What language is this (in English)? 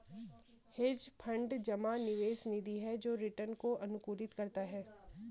Hindi